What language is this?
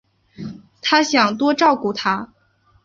Chinese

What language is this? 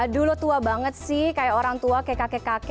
Indonesian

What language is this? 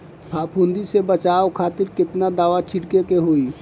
Bhojpuri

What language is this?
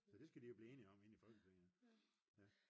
Danish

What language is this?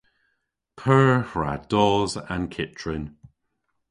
Cornish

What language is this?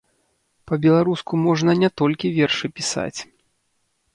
Belarusian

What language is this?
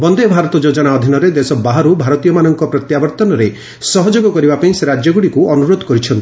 Odia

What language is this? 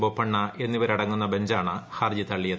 Malayalam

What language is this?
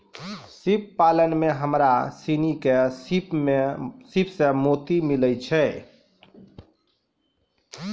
Maithili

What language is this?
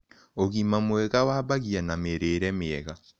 Kikuyu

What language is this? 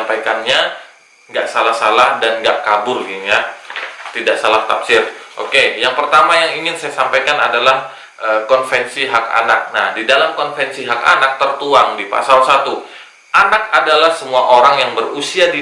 Indonesian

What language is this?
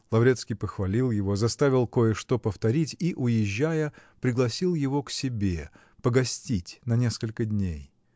Russian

